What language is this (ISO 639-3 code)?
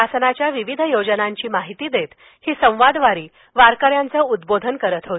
mar